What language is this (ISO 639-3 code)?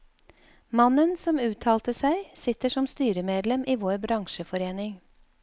nor